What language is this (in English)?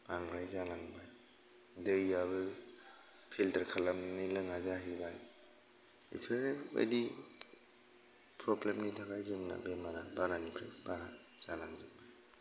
Bodo